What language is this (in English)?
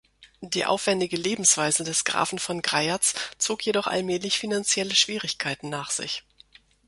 German